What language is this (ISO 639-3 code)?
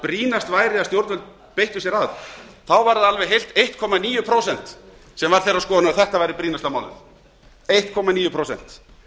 isl